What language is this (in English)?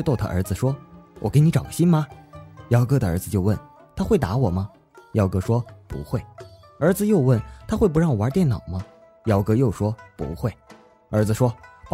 Chinese